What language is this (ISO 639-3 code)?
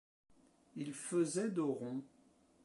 fra